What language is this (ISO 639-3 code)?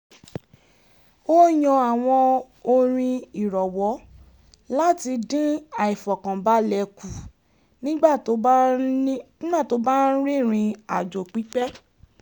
yor